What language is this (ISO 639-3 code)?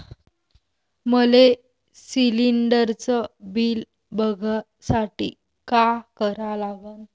mar